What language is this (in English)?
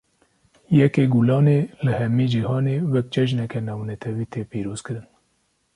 Kurdish